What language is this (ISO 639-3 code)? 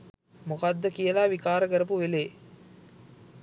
sin